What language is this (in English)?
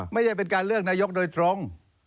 Thai